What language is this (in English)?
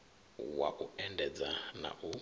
Venda